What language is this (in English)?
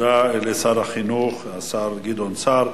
Hebrew